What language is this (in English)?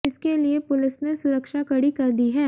Hindi